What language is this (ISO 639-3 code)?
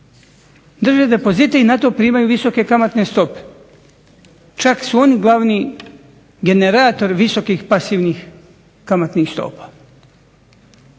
hrv